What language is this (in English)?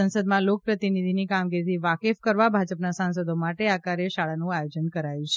Gujarati